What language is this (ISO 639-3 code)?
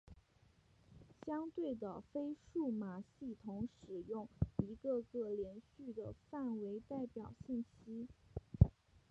zho